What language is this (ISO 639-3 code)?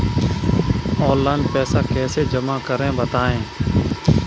hin